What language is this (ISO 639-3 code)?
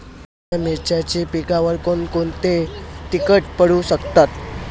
mar